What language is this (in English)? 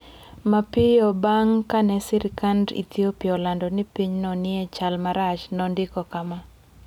Luo (Kenya and Tanzania)